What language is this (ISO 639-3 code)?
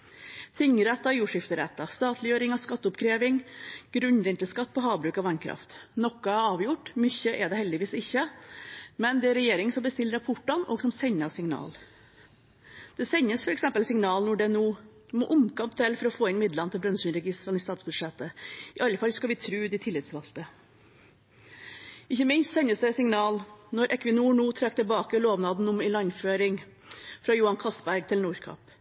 nob